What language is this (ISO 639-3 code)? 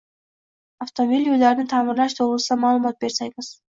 uzb